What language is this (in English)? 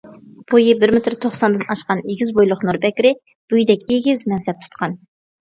Uyghur